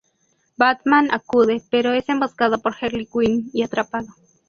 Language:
Spanish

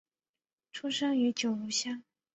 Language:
Chinese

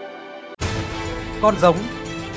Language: Vietnamese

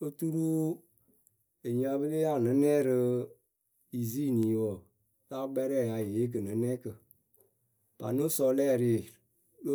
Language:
Akebu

